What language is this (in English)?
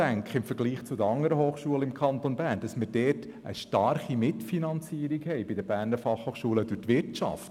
Swiss German